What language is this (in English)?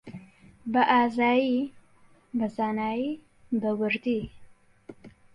Central Kurdish